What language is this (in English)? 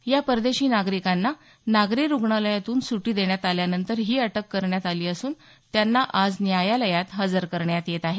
Marathi